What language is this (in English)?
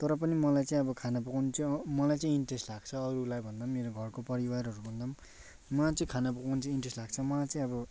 Nepali